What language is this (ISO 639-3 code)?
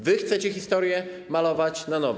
pol